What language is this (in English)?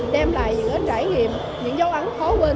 Vietnamese